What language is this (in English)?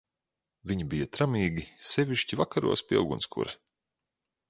Latvian